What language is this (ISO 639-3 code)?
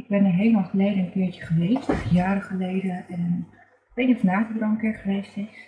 nld